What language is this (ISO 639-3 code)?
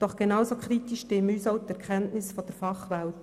gsw